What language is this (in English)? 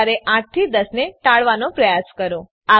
Gujarati